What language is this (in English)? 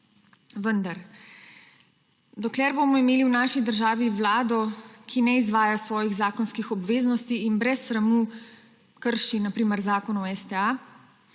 Slovenian